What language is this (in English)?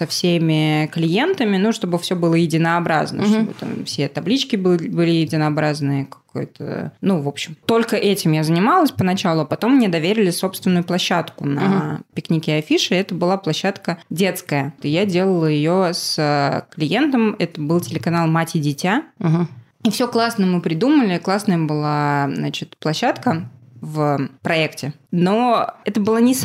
Russian